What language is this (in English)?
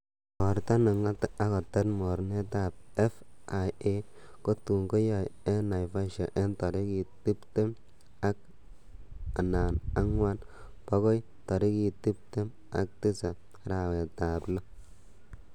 Kalenjin